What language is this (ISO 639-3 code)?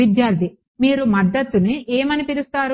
tel